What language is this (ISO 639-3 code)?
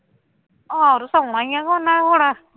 pan